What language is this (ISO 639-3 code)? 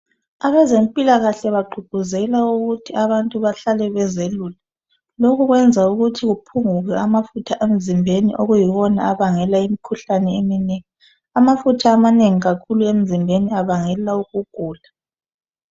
nde